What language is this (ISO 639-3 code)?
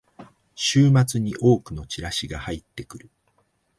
jpn